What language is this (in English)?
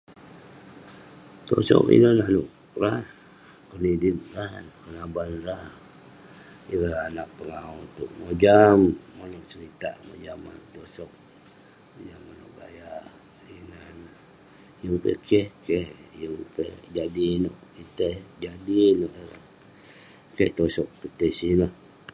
Western Penan